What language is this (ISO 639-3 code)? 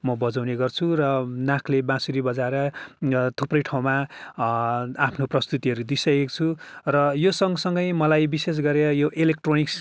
nep